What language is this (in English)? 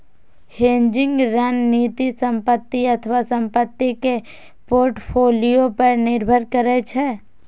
Maithili